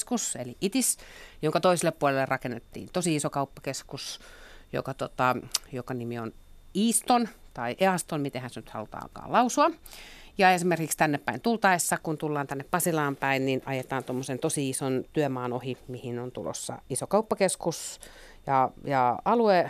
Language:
Finnish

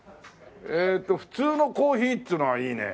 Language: Japanese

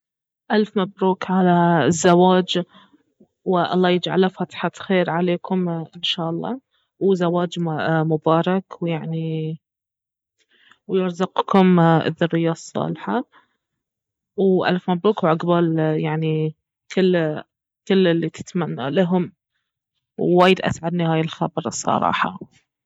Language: Baharna Arabic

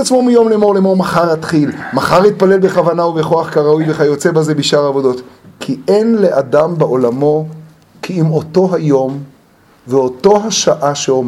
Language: Hebrew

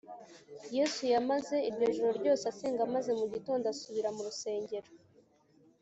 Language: Kinyarwanda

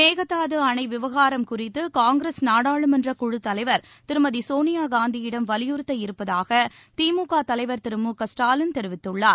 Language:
Tamil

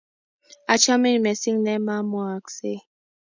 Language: Kalenjin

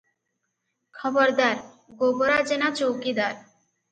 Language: Odia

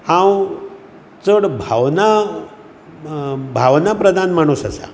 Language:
Konkani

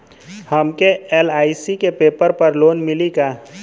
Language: Bhojpuri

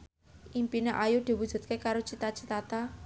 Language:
Javanese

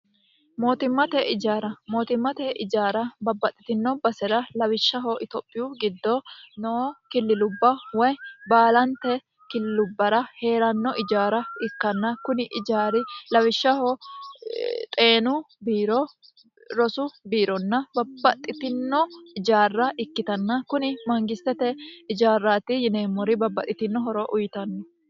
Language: Sidamo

